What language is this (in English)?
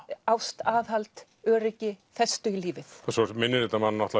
Icelandic